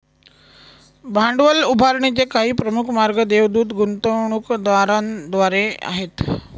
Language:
Marathi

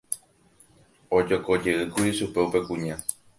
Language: Guarani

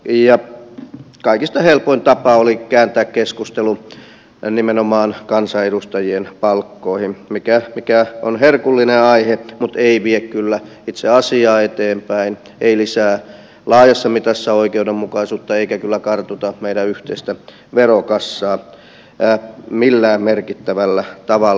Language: Finnish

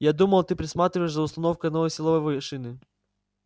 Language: Russian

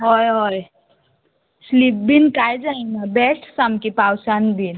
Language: Konkani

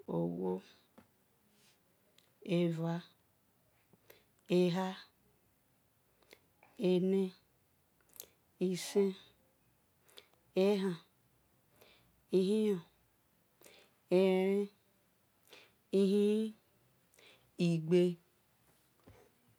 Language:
Esan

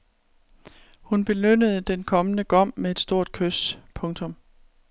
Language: Danish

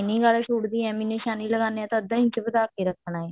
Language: Punjabi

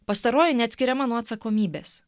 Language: Lithuanian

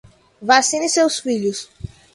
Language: Portuguese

